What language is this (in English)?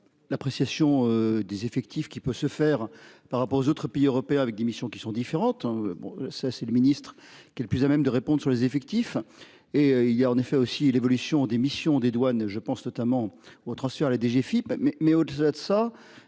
French